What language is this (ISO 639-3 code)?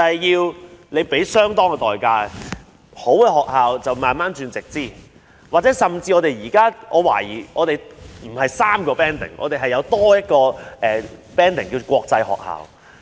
yue